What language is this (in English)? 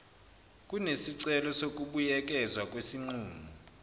Zulu